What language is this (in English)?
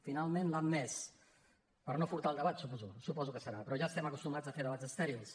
Catalan